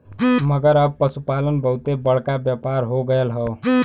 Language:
Bhojpuri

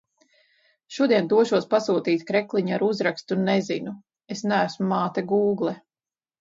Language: Latvian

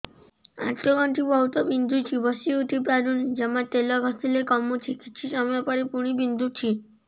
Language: Odia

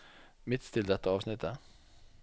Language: Norwegian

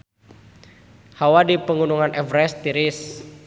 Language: Sundanese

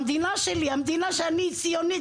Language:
Hebrew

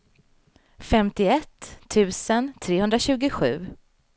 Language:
Swedish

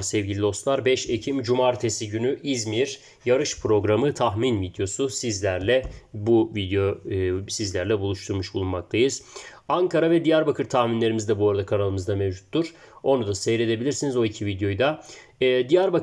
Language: Turkish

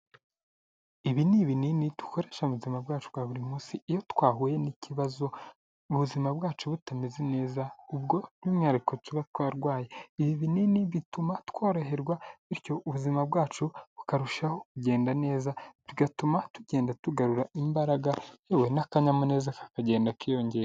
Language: Kinyarwanda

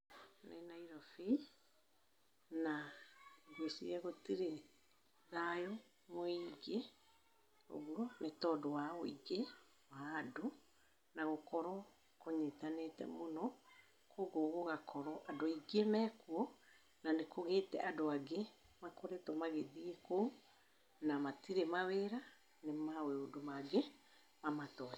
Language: Kikuyu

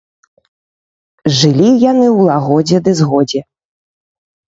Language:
Belarusian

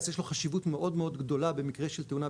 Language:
Hebrew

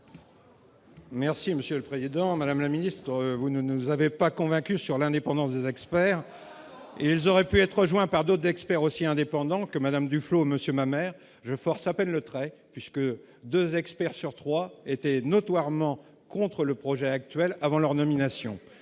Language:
French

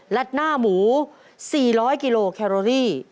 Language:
Thai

